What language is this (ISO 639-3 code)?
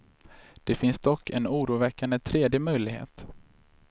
swe